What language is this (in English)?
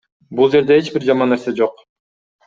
Kyrgyz